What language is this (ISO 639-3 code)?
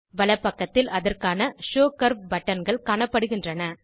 tam